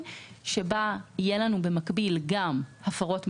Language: Hebrew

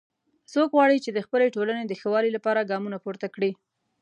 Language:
Pashto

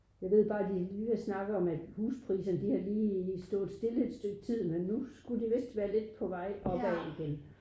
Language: Danish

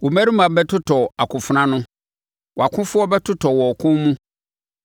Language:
Akan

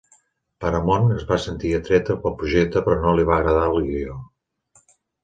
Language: Catalan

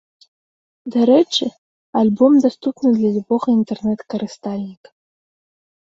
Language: Belarusian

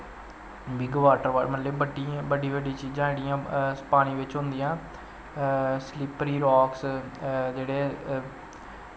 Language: Dogri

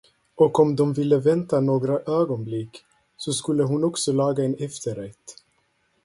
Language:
Swedish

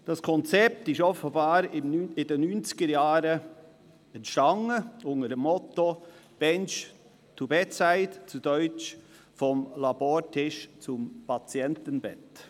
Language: Swiss German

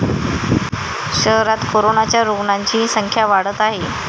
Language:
Marathi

